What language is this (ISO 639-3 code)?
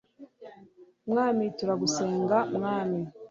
kin